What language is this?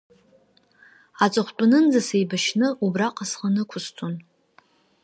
Abkhazian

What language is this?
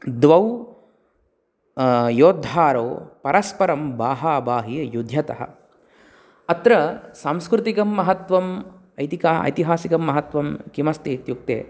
Sanskrit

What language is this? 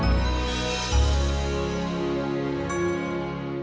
Indonesian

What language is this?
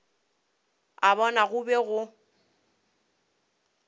Northern Sotho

